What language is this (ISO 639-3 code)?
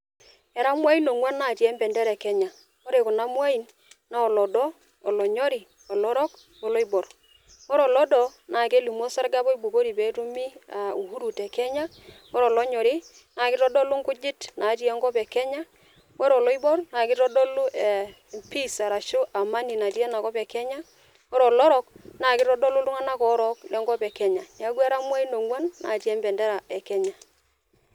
mas